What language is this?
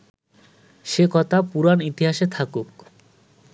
Bangla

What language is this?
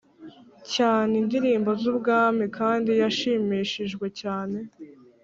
Kinyarwanda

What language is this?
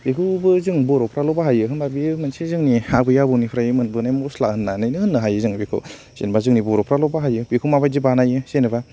Bodo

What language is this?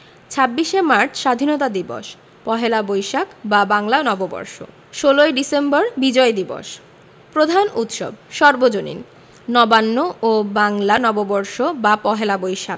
Bangla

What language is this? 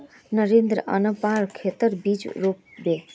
Magahi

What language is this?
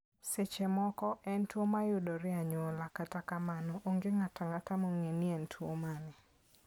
Luo (Kenya and Tanzania)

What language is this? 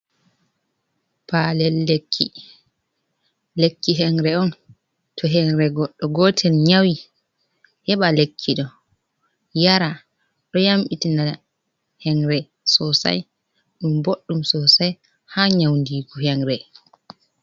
Fula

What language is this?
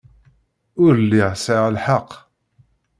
Kabyle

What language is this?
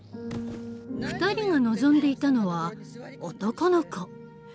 Japanese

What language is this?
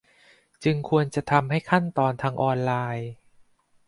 Thai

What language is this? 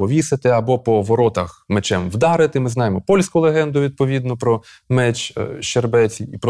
Ukrainian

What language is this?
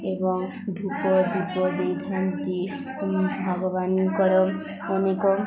Odia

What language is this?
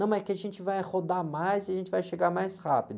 Portuguese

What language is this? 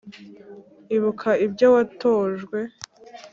Kinyarwanda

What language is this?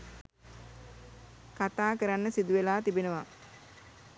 Sinhala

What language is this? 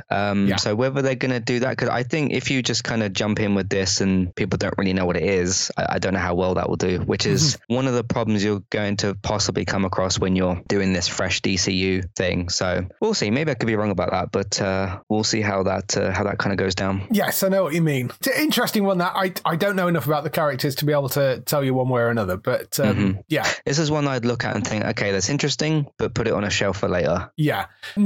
English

